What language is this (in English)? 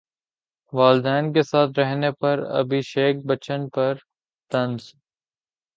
Urdu